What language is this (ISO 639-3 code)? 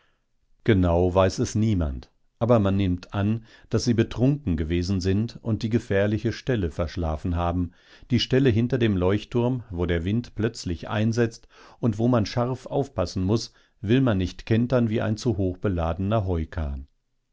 deu